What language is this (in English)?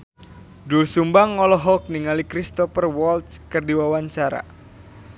Sundanese